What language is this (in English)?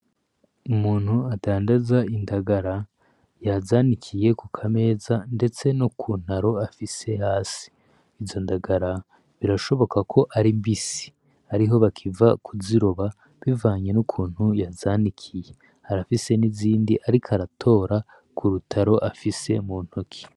Rundi